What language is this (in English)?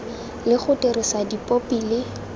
Tswana